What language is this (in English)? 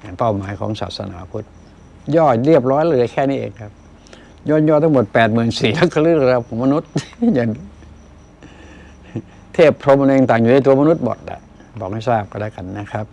Thai